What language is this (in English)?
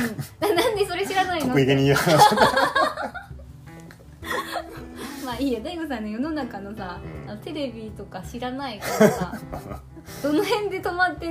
Japanese